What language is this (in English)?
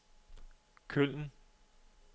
Danish